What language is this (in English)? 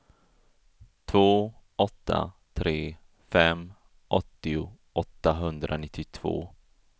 Swedish